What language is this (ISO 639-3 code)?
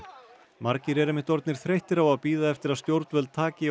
isl